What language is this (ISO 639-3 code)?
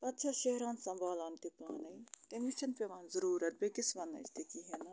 kas